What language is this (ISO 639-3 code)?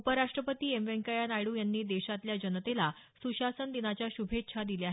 mar